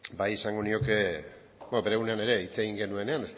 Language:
Basque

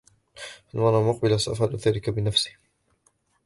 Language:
Arabic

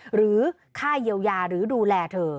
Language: Thai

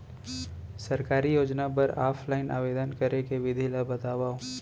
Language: Chhattisgarhi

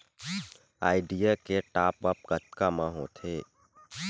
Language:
Chhattisgarhi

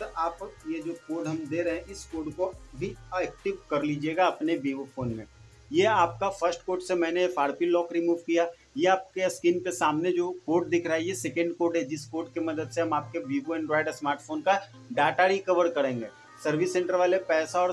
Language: Hindi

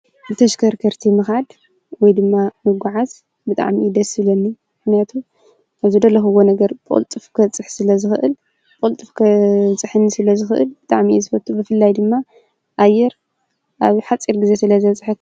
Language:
Tigrinya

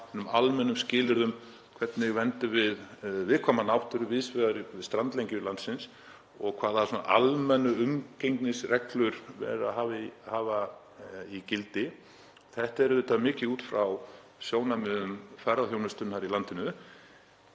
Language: Icelandic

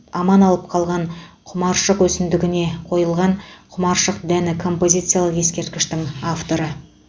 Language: Kazakh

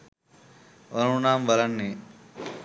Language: Sinhala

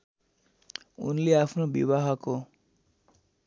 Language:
Nepali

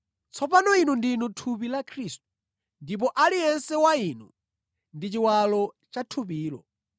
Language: Nyanja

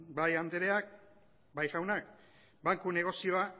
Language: Basque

